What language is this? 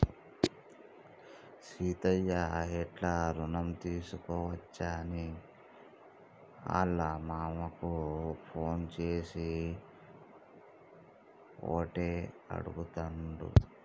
Telugu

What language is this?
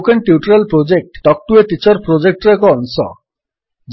Odia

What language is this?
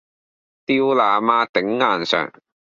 Cantonese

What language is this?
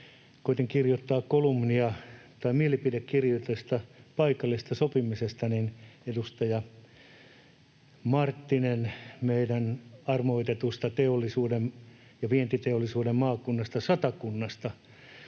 Finnish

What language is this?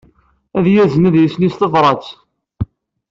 Kabyle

